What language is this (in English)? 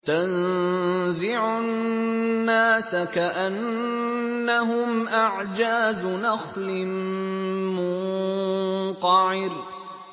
Arabic